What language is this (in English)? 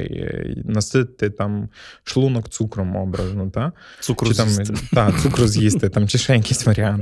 Ukrainian